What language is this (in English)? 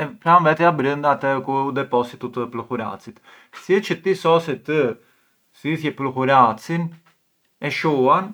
Arbëreshë Albanian